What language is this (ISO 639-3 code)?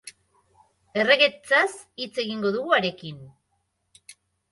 eus